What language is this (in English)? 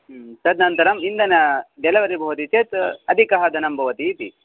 Sanskrit